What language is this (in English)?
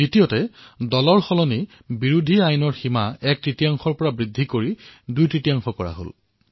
Assamese